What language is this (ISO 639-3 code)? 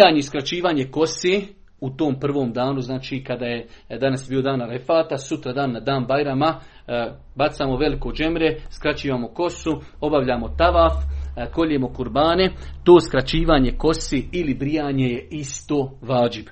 hrv